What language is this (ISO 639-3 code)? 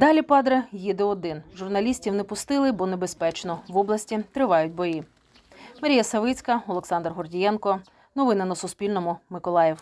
ukr